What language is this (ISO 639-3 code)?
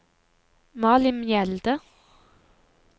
nor